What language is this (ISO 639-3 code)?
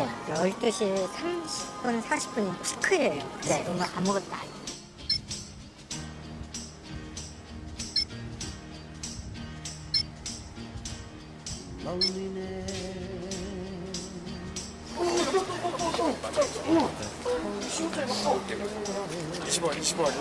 kor